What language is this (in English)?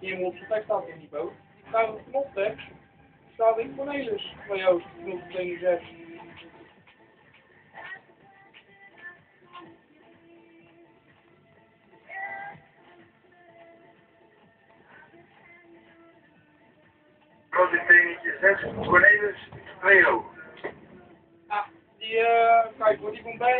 Dutch